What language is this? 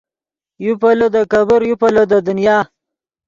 Yidgha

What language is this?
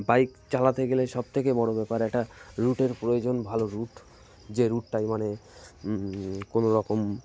Bangla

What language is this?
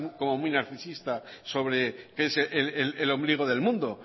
Spanish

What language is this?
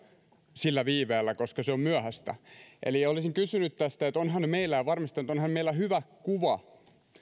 Finnish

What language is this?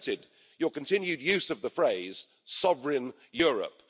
English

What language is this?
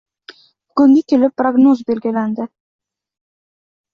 Uzbek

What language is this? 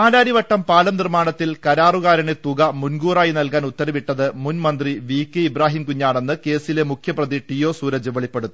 Malayalam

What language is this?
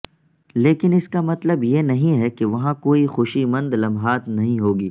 Urdu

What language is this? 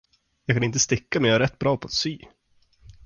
Swedish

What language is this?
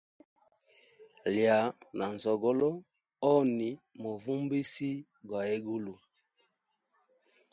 Hemba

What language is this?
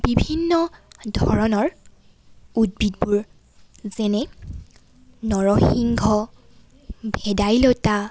Assamese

